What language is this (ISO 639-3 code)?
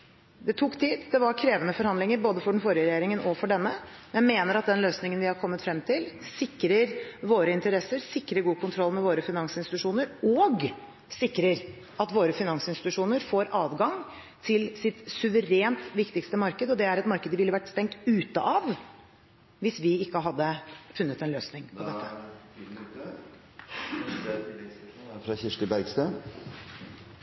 nob